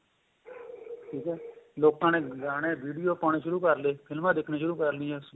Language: Punjabi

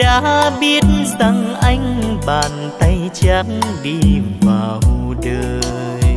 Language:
Vietnamese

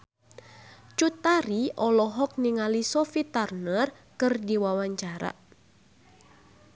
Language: Sundanese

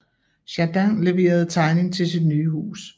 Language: Danish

